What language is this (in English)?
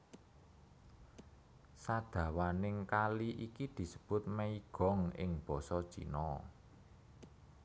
Javanese